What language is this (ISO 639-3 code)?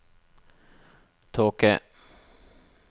nor